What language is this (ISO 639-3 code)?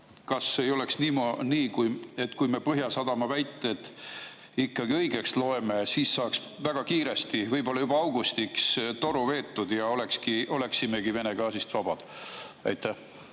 est